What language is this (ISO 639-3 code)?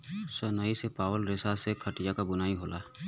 bho